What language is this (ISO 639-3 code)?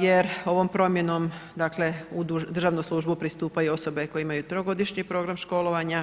hrv